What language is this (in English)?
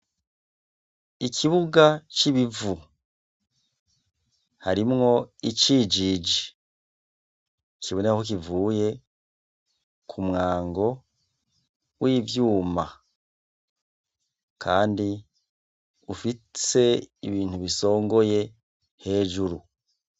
Rundi